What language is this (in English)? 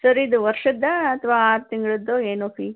Kannada